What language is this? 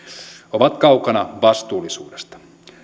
Finnish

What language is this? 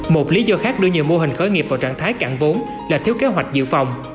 Vietnamese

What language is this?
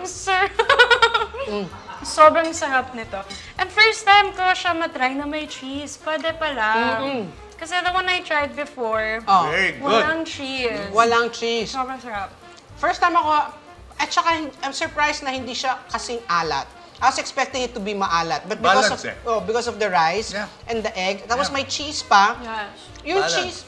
Filipino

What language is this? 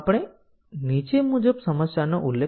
Gujarati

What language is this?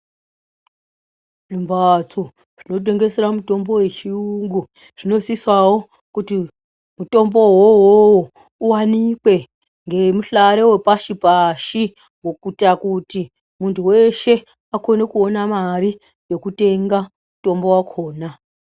Ndau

